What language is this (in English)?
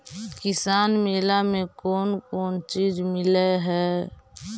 Magahi